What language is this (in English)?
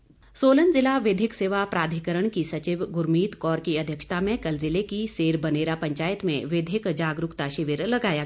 Hindi